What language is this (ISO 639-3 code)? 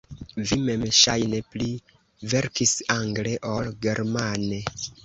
epo